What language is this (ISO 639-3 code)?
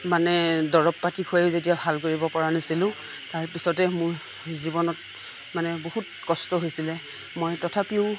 asm